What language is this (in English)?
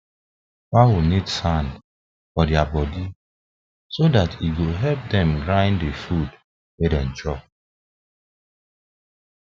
Nigerian Pidgin